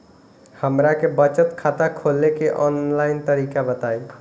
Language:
Bhojpuri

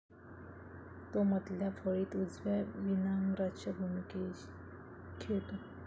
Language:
Marathi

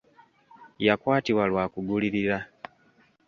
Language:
Ganda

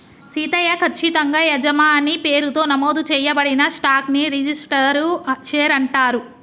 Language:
Telugu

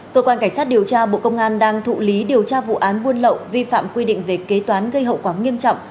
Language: Vietnamese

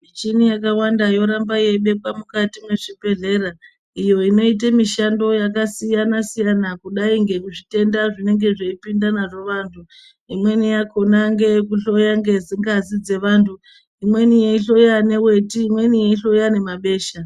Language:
Ndau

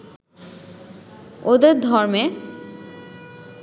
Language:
Bangla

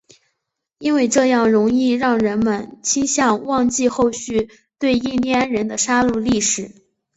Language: Chinese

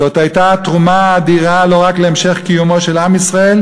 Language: Hebrew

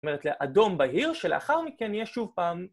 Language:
Hebrew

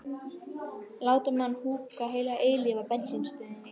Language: Icelandic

